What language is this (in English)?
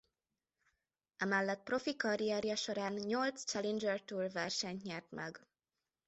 Hungarian